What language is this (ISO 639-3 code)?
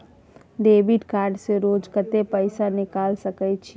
mai